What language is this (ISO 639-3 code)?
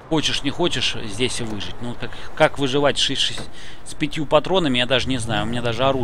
rus